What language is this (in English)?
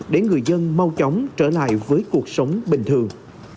Vietnamese